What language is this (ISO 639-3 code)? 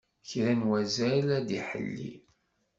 kab